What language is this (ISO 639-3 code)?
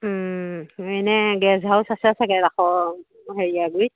asm